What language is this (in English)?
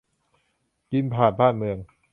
Thai